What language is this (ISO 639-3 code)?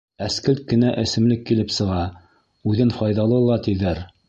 bak